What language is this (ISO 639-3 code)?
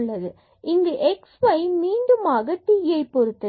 tam